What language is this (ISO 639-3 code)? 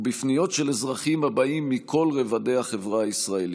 heb